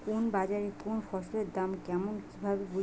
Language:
Bangla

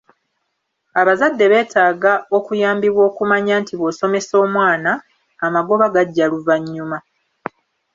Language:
Ganda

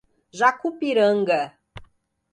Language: Portuguese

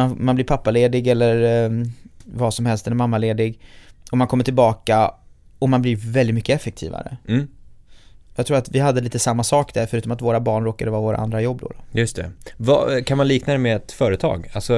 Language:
Swedish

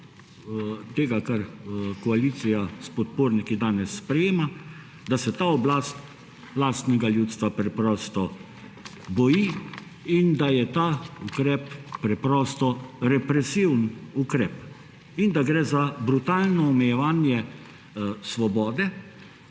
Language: Slovenian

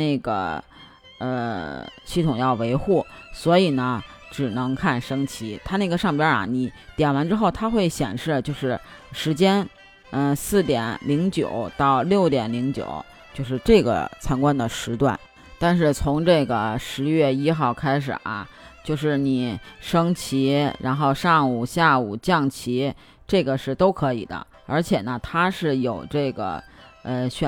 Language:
Chinese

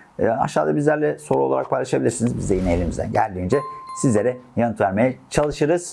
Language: Turkish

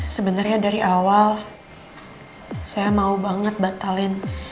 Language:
Indonesian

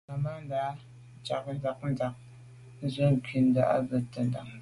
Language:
Medumba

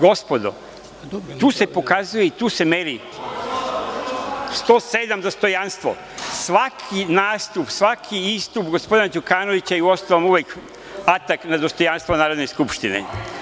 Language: Serbian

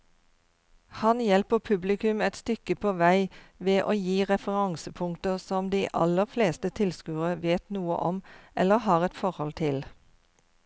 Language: Norwegian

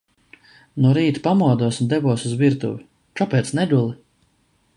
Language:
Latvian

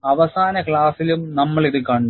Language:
Malayalam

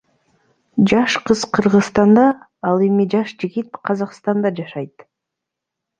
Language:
Kyrgyz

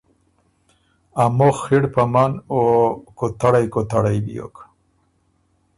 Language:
Ormuri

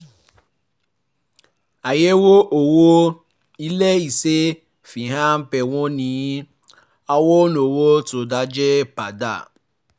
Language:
Yoruba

